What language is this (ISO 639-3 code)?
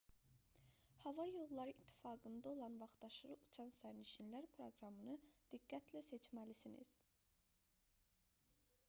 aze